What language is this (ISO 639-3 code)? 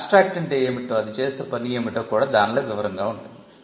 tel